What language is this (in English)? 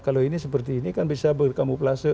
Indonesian